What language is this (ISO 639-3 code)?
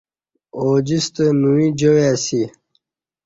bsh